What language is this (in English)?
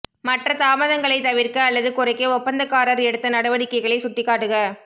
Tamil